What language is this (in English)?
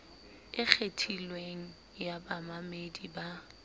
Southern Sotho